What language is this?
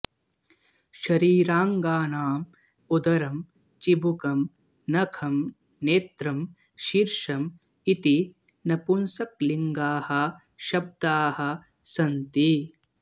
Sanskrit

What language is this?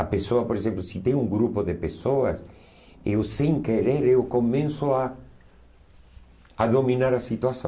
Portuguese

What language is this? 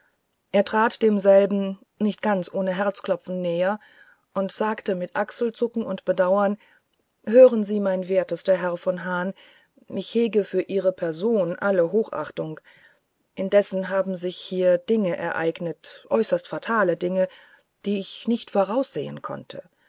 German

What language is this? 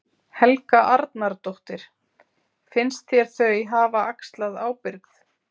Icelandic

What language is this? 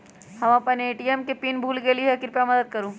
Magahi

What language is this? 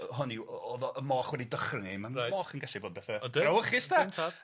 Welsh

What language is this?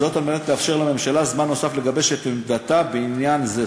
Hebrew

